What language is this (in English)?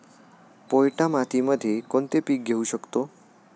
Marathi